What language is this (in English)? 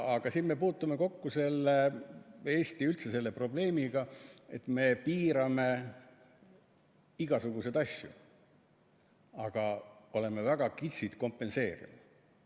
Estonian